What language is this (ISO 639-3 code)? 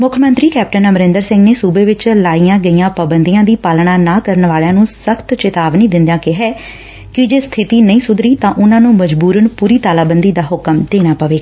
pan